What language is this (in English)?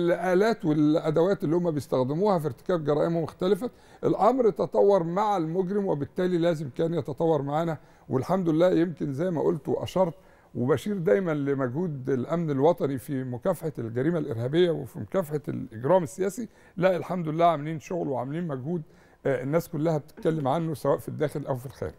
Arabic